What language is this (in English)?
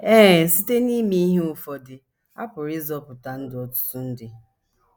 Igbo